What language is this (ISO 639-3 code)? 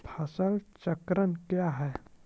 mai